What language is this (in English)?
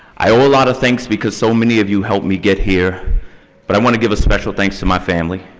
English